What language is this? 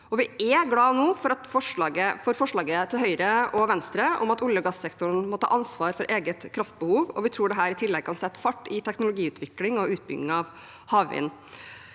Norwegian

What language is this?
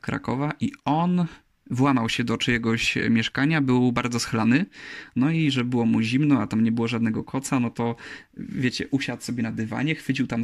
Polish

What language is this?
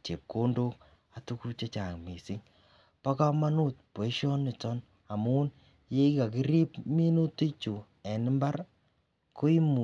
Kalenjin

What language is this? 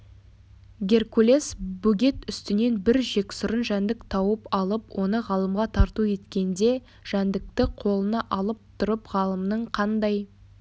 Kazakh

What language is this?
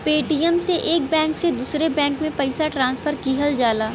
Bhojpuri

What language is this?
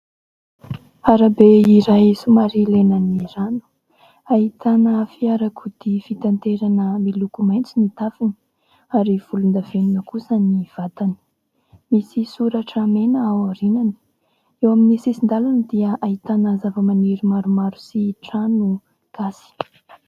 Malagasy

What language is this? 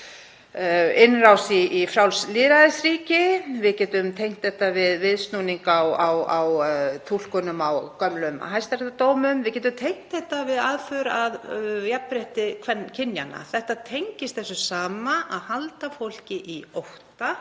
Icelandic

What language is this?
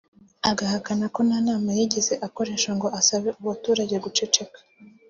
Kinyarwanda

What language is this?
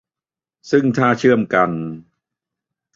Thai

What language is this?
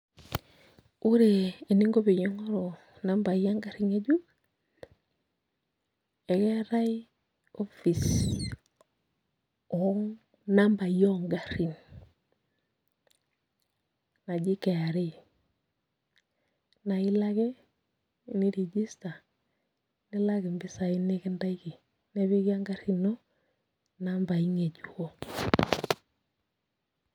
Masai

